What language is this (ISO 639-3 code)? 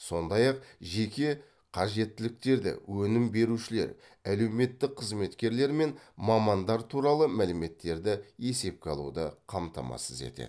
kaz